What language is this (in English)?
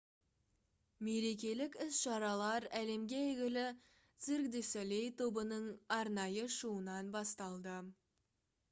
Kazakh